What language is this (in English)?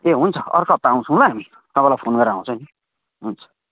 Nepali